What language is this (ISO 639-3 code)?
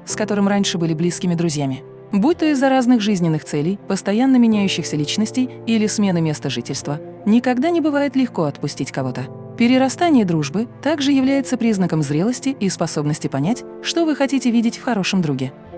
rus